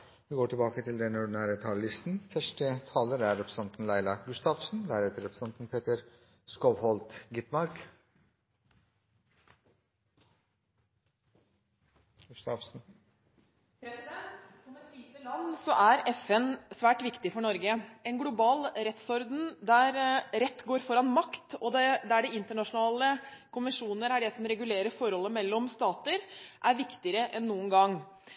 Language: Norwegian Bokmål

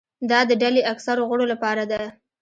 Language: Pashto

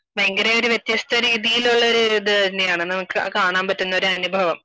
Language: Malayalam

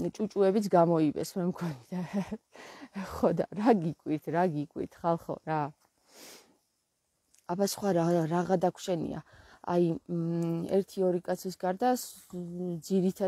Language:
Romanian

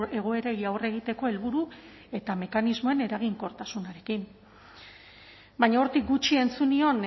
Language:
Basque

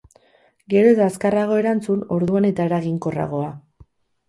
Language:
Basque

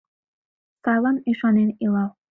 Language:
Mari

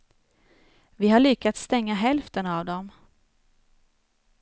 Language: Swedish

